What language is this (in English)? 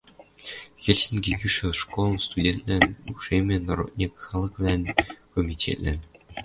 Western Mari